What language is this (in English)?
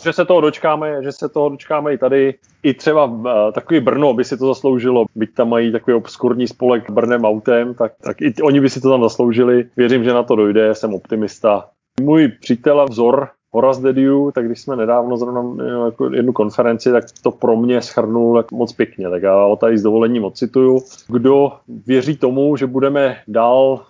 Czech